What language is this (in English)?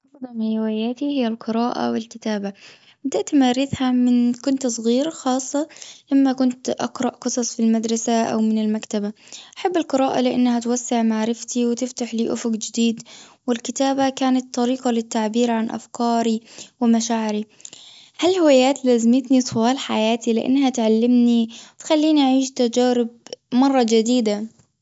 Gulf Arabic